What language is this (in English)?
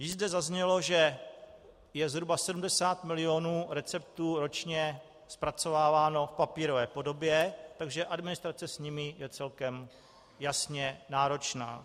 Czech